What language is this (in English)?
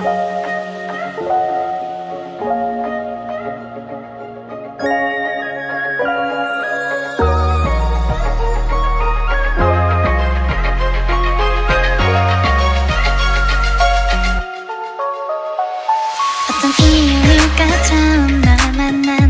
Korean